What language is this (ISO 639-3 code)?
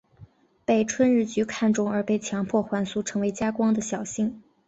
zho